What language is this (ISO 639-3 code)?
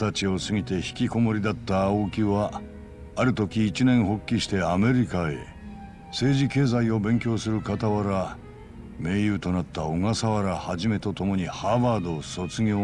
jpn